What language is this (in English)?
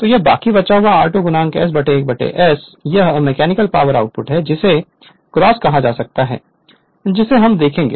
Hindi